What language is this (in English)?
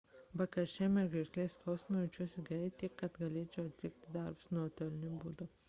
Lithuanian